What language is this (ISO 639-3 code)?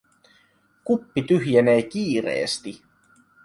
fin